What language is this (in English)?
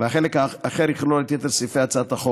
Hebrew